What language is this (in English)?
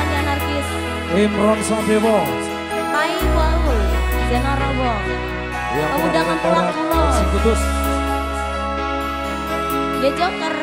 Indonesian